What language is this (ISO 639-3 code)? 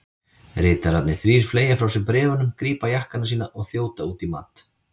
isl